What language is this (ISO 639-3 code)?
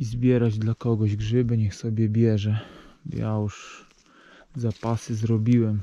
pol